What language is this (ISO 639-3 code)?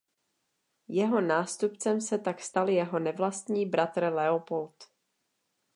ces